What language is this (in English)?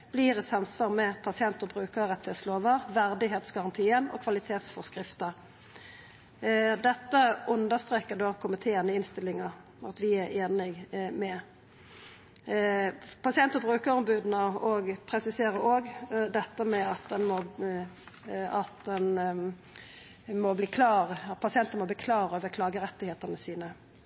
Norwegian Nynorsk